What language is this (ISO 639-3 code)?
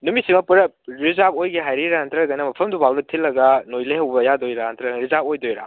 mni